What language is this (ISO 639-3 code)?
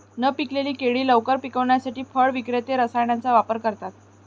mar